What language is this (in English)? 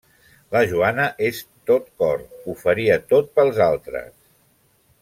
Catalan